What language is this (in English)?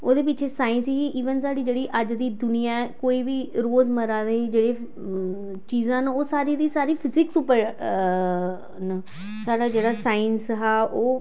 Dogri